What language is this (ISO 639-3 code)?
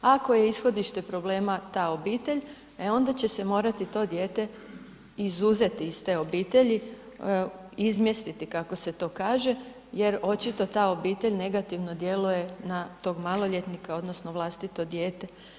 hrv